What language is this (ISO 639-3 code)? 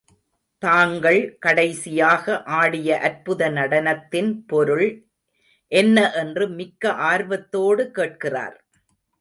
tam